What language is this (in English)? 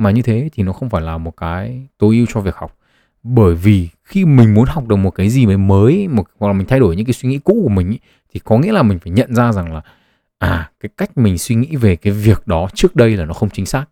Vietnamese